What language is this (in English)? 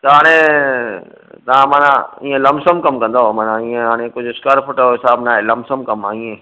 Sindhi